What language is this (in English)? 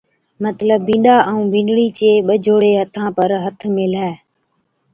Od